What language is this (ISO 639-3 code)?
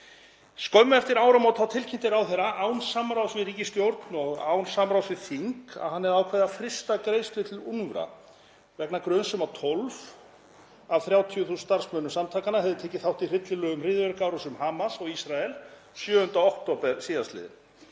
isl